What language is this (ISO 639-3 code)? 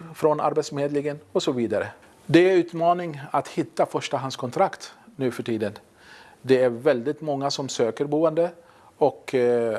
swe